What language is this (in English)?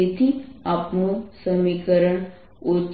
Gujarati